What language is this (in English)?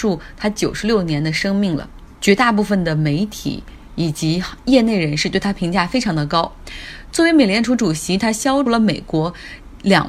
Chinese